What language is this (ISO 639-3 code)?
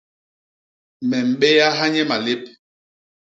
bas